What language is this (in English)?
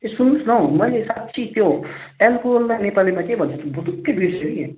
Nepali